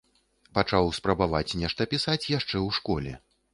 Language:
Belarusian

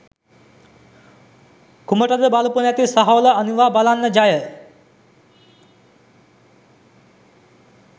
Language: Sinhala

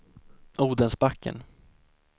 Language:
Swedish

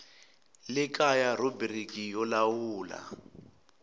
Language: Tsonga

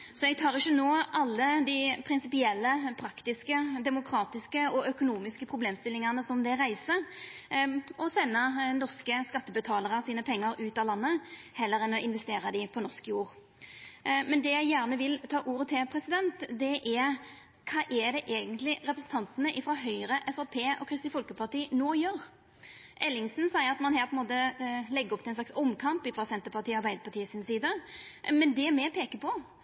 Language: Norwegian Nynorsk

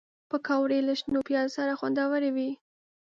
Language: Pashto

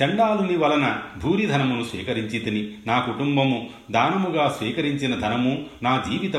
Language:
Telugu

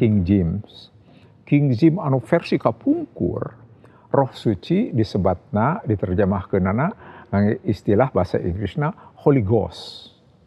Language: Indonesian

